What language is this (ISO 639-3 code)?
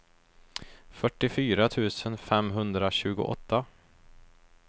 swe